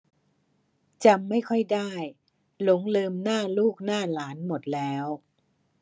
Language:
Thai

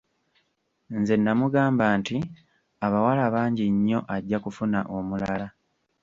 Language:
Ganda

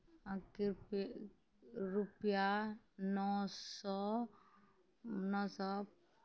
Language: Maithili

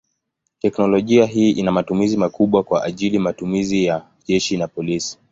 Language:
Swahili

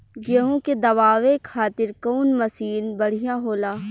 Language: Bhojpuri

